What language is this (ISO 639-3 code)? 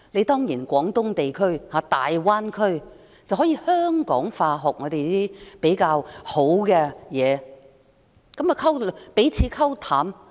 yue